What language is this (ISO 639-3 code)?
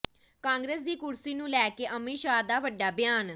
pan